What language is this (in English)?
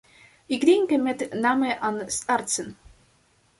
Dutch